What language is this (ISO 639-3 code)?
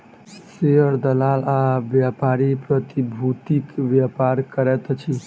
mai